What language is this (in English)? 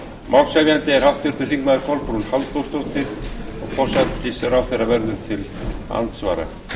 Icelandic